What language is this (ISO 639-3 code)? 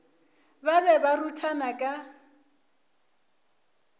nso